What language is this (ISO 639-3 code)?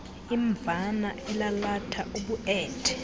xho